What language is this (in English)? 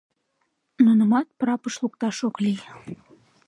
Mari